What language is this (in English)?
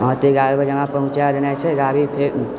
Maithili